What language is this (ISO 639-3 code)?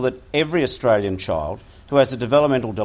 ind